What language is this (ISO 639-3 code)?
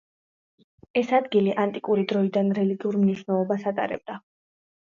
kat